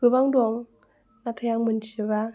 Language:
Bodo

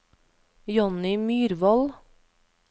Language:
Norwegian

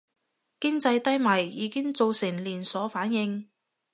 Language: Cantonese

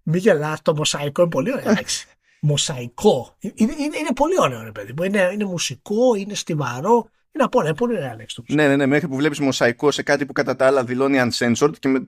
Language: Greek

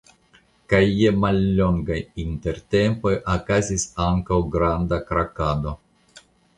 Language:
Esperanto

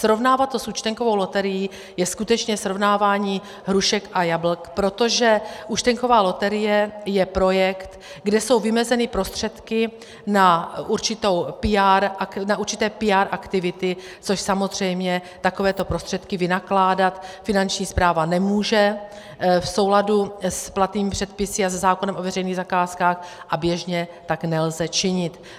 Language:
Czech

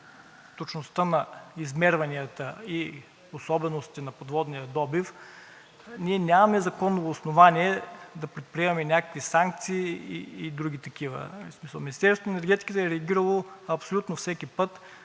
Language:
Bulgarian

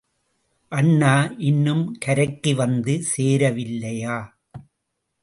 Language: Tamil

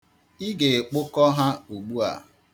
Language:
Igbo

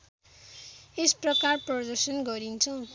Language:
Nepali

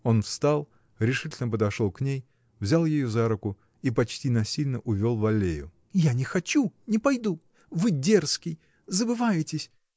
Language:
Russian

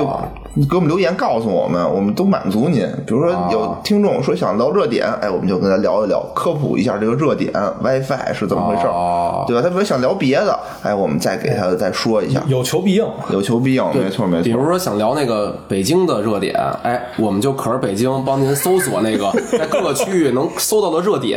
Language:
Chinese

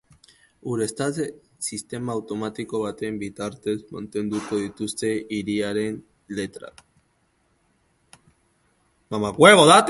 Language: Basque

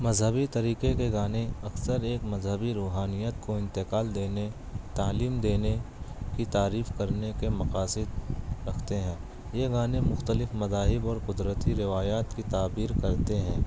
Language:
Urdu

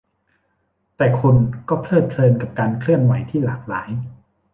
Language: Thai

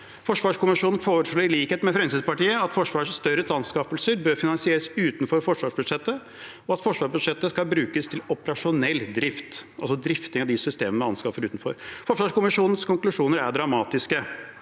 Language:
Norwegian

